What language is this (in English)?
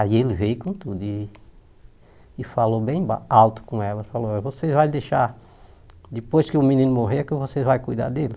Portuguese